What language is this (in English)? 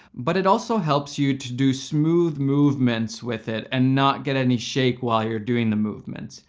English